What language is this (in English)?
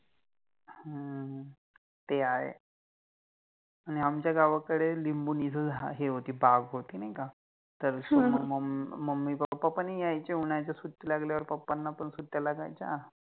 Marathi